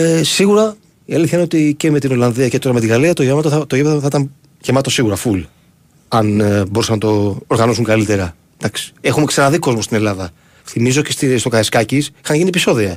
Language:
Greek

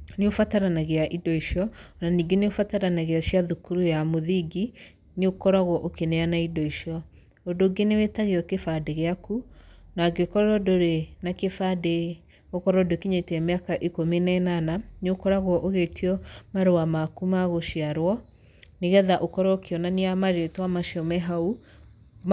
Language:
Kikuyu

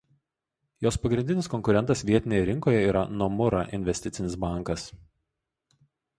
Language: Lithuanian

